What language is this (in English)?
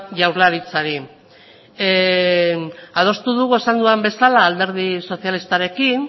Basque